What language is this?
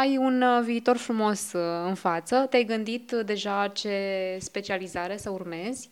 Romanian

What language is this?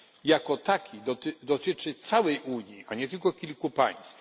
Polish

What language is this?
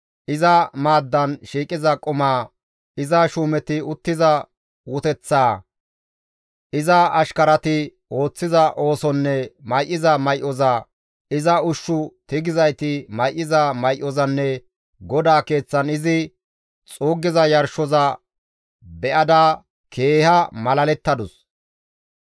Gamo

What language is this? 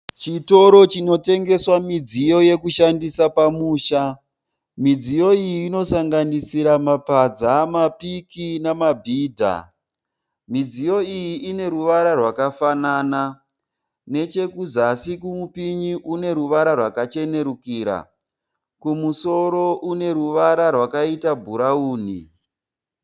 Shona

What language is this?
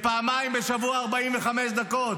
Hebrew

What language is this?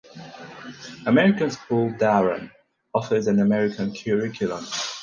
English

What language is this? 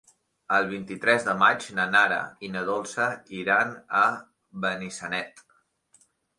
Catalan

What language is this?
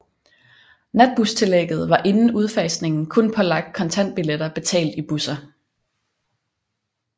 Danish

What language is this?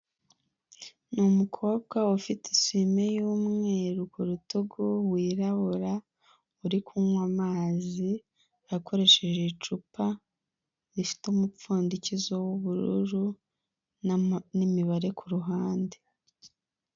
Kinyarwanda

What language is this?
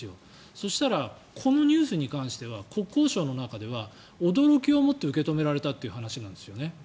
Japanese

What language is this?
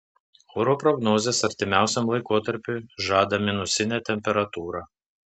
Lithuanian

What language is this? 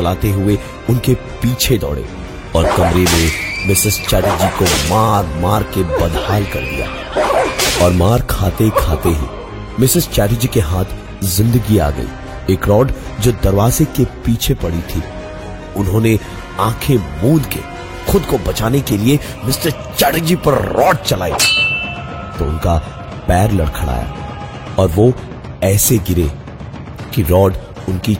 Hindi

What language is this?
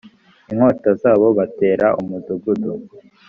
Kinyarwanda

